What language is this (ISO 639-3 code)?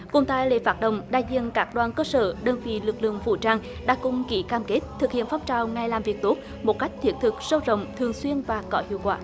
vie